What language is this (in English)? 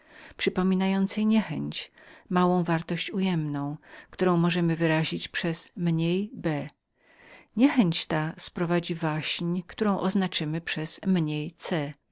Polish